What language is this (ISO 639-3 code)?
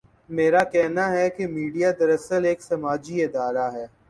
urd